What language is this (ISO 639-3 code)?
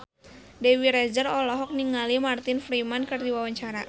sun